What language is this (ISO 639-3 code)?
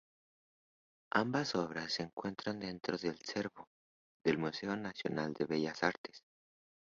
spa